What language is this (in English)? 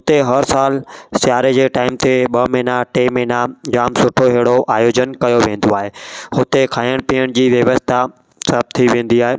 Sindhi